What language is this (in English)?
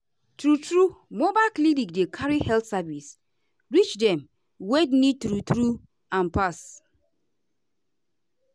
Nigerian Pidgin